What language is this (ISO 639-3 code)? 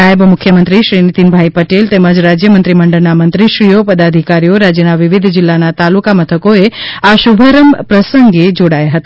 guj